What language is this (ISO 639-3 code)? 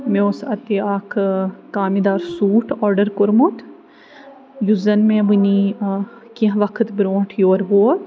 kas